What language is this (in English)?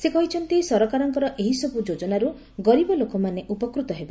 Odia